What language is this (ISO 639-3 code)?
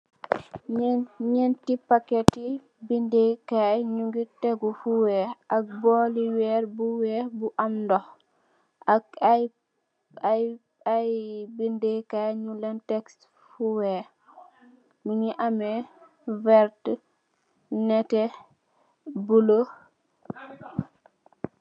wol